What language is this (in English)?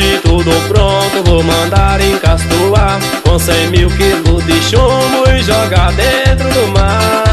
Portuguese